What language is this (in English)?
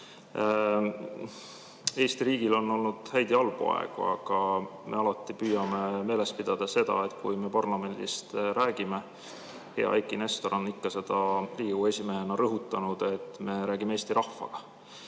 Estonian